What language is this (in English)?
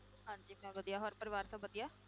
Punjabi